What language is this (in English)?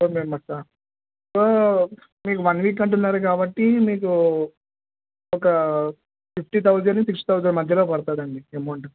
Telugu